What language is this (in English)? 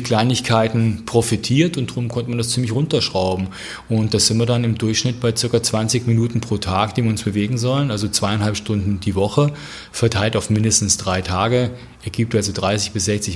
German